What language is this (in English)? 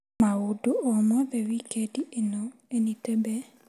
Kikuyu